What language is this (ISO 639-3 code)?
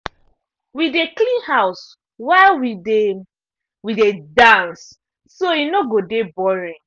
pcm